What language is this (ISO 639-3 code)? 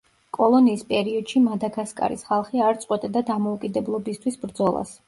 kat